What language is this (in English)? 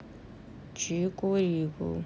Russian